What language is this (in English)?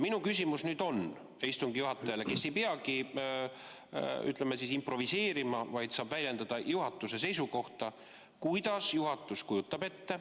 Estonian